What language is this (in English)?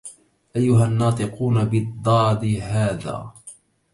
Arabic